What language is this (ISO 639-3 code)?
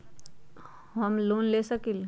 mag